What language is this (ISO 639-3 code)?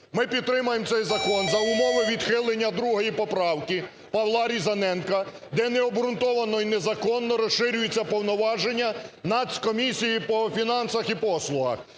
ukr